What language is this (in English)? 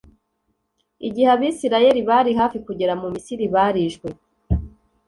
Kinyarwanda